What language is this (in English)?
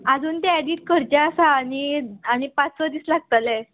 Konkani